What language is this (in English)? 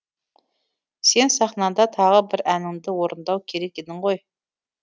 Kazakh